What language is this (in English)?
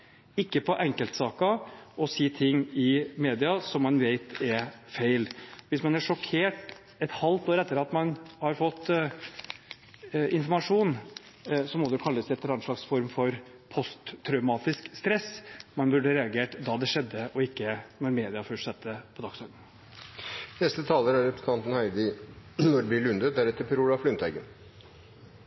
Norwegian Bokmål